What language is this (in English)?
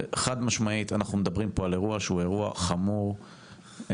Hebrew